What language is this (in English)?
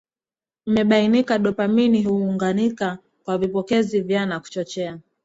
Swahili